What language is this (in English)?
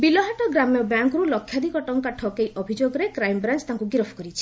Odia